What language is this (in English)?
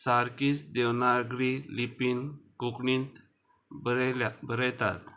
Konkani